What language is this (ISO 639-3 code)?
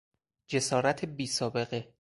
fas